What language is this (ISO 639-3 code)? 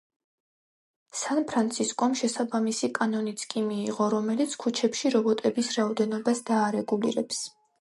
kat